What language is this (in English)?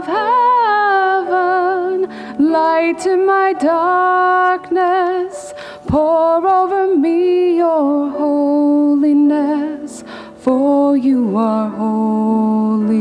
English